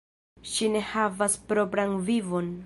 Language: Esperanto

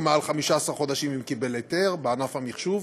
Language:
Hebrew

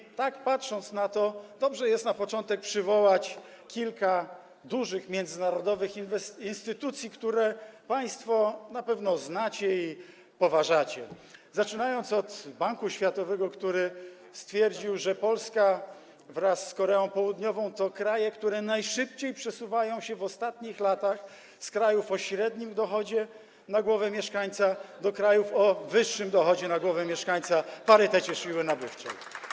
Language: Polish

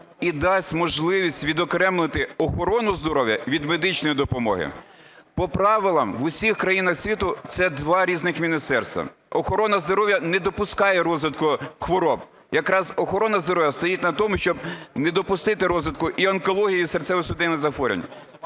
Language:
Ukrainian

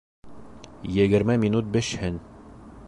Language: Bashkir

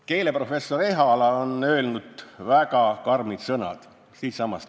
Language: Estonian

